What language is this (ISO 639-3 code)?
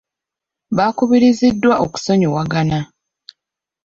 lug